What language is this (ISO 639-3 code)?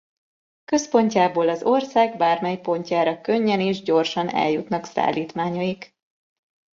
hun